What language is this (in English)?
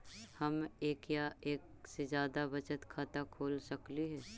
Magahi